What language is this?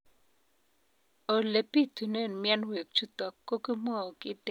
Kalenjin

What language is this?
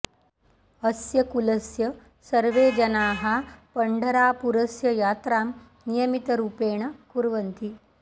Sanskrit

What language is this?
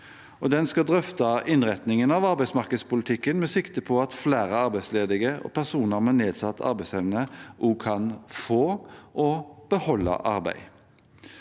Norwegian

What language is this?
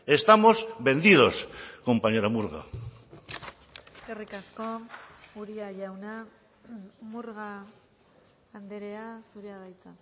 Basque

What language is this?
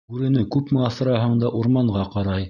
Bashkir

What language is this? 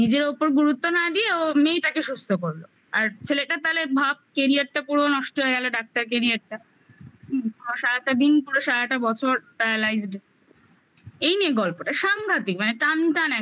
Bangla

